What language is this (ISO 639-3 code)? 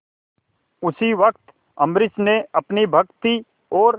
hin